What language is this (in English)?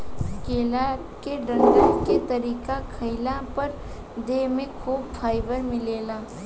Bhojpuri